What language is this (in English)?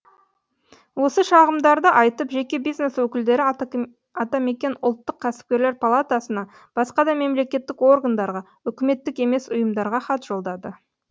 Kazakh